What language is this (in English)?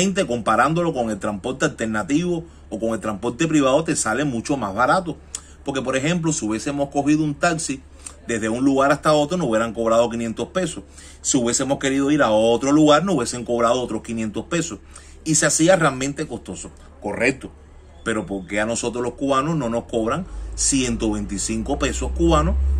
Spanish